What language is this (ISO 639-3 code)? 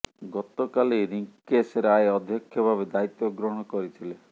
ori